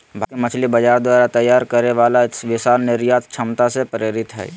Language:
Magahi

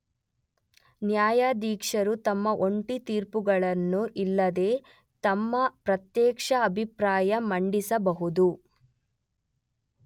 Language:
Kannada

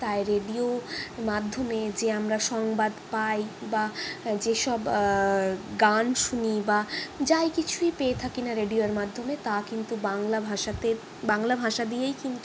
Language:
Bangla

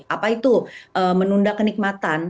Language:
Indonesian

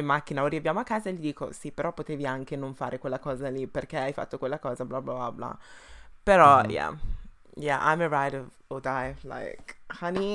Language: Italian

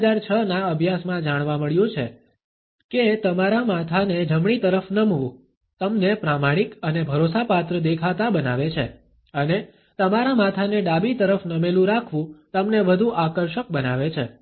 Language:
Gujarati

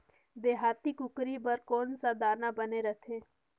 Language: Chhattisgarhi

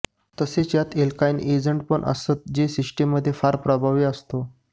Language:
Marathi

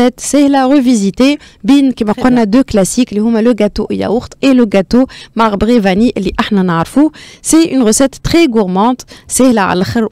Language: Arabic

